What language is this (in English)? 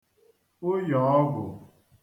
Igbo